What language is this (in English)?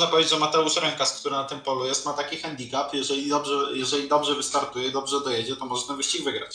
Polish